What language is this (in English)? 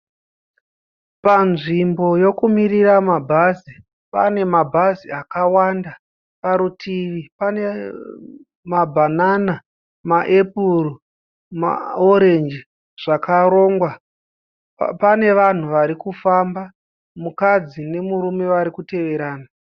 Shona